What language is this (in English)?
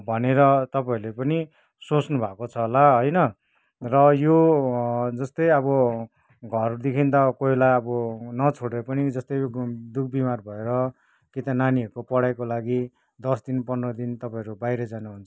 Nepali